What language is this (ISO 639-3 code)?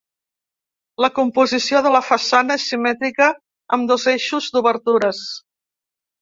cat